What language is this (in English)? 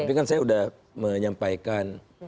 Indonesian